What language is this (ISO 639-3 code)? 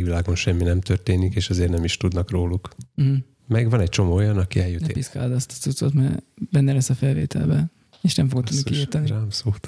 hun